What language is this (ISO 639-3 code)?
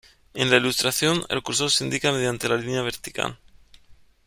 spa